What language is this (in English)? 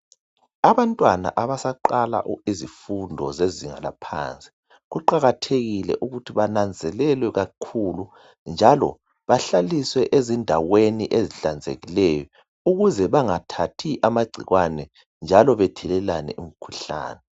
North Ndebele